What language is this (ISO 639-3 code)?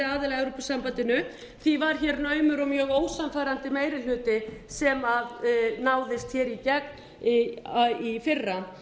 isl